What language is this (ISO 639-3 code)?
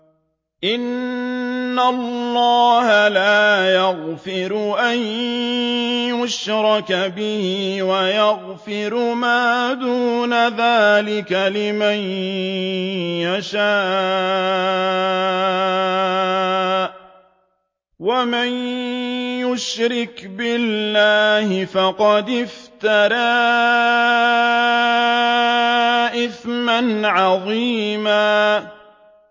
ara